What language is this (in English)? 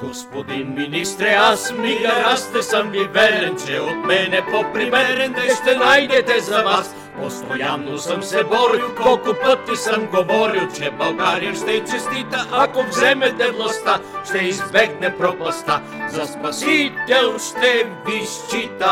Bulgarian